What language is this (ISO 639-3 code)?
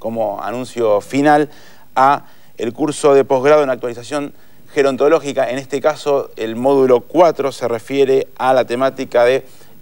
spa